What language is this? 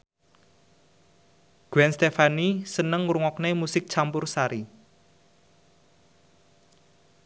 Javanese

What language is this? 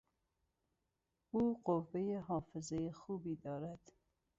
Persian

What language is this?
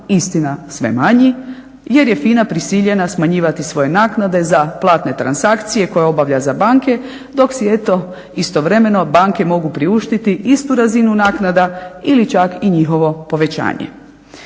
Croatian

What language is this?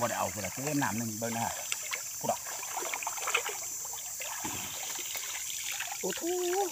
Thai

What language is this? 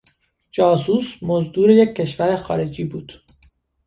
Persian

